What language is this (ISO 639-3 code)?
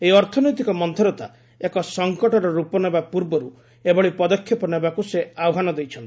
ori